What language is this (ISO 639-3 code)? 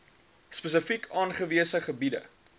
afr